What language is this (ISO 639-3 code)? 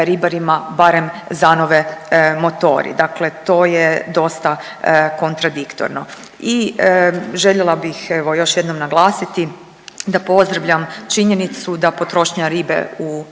hrv